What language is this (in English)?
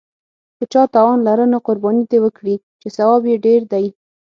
Pashto